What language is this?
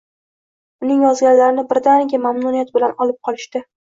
Uzbek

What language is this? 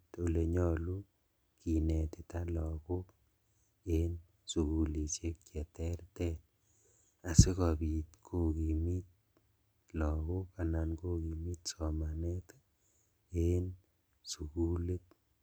Kalenjin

